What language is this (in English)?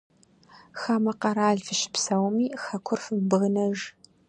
Kabardian